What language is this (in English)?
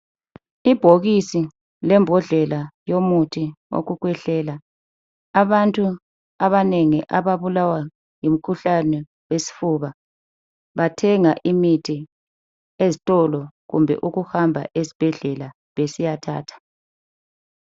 North Ndebele